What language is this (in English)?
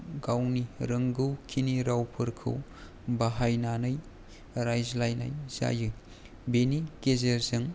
Bodo